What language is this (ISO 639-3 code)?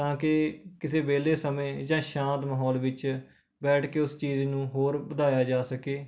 pan